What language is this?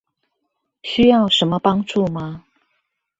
Chinese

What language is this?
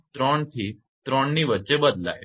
Gujarati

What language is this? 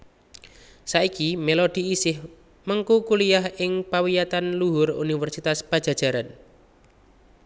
Javanese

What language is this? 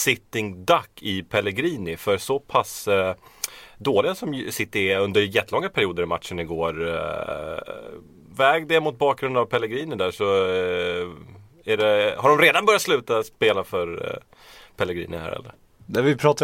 Swedish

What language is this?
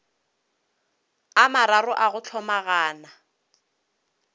Northern Sotho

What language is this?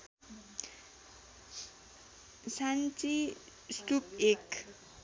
Nepali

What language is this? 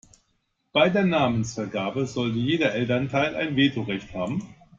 German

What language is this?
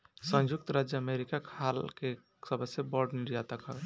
Bhojpuri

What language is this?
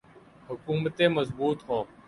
Urdu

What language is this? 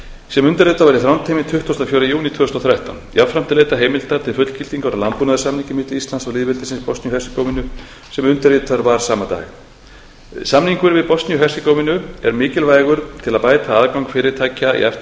Icelandic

